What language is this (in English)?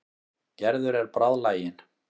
Icelandic